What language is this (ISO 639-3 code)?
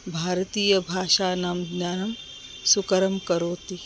san